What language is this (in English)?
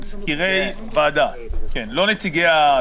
Hebrew